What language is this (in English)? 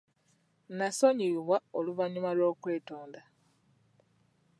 Ganda